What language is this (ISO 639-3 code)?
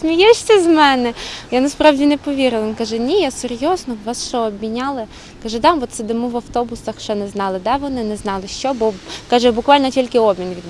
ukr